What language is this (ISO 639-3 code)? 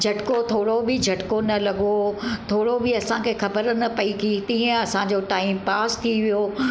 snd